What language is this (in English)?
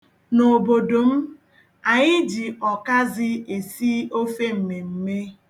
Igbo